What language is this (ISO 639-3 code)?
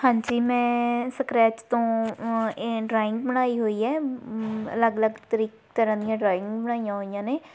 pan